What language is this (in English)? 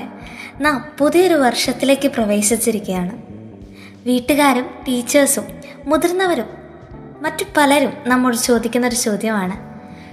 Malayalam